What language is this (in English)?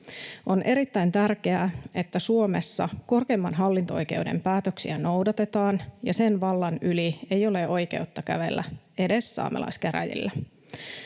Finnish